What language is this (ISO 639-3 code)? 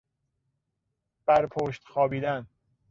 fas